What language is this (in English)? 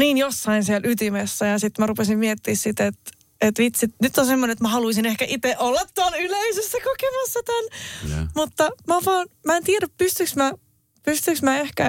Finnish